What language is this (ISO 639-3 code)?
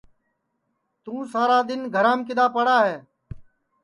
ssi